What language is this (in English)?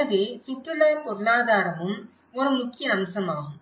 Tamil